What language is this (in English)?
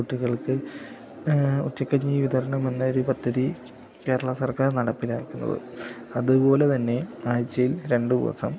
Malayalam